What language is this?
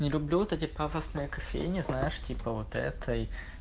Russian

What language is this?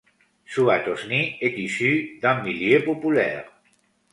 French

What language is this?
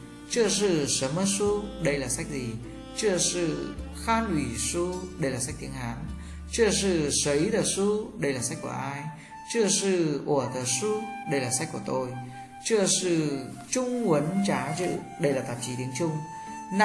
Vietnamese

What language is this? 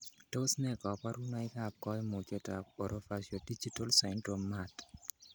Kalenjin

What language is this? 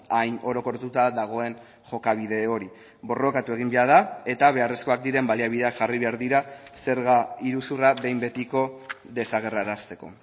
Basque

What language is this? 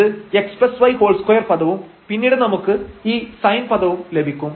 Malayalam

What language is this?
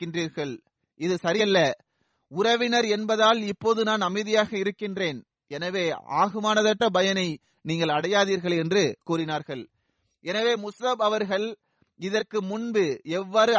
Tamil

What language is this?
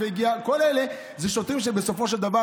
Hebrew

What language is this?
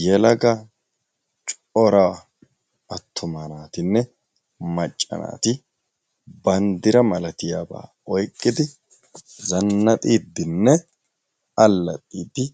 Wolaytta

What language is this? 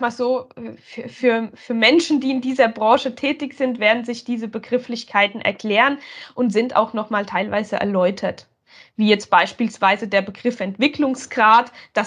German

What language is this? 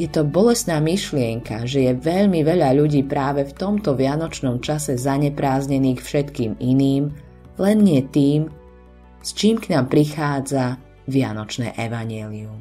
Slovak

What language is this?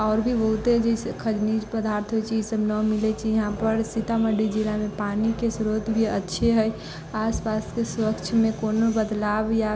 Maithili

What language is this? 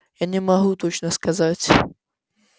Russian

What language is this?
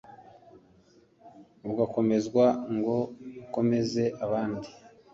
Kinyarwanda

